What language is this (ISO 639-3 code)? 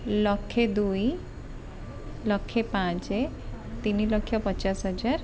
ori